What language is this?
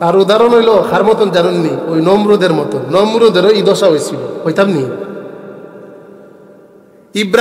Arabic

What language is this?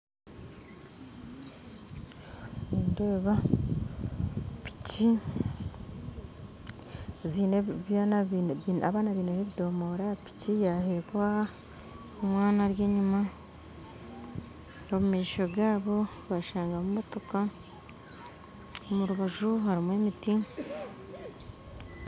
Nyankole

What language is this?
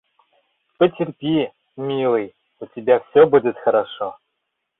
Mari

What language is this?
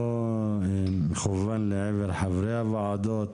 Hebrew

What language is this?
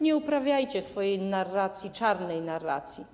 Polish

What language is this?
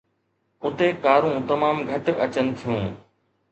Sindhi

